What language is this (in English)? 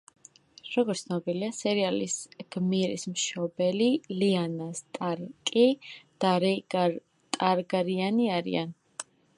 Georgian